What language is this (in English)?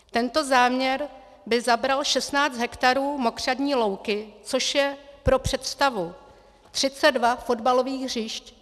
Czech